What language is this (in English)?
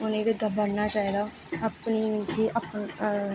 Dogri